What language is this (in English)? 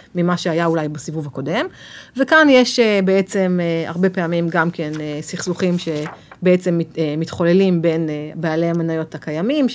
Hebrew